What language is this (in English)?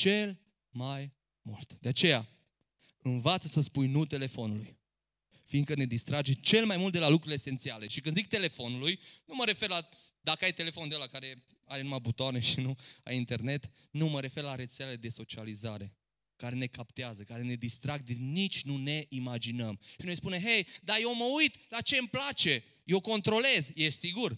Romanian